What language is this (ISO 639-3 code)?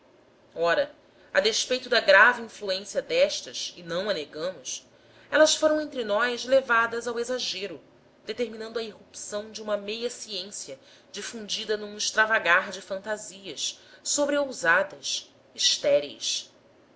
por